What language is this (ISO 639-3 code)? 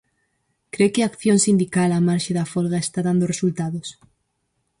glg